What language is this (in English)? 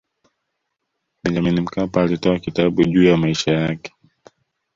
Swahili